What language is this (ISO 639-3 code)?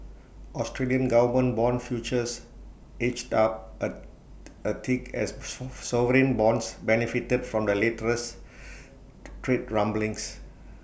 eng